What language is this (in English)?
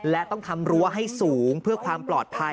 Thai